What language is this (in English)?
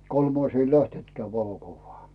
Finnish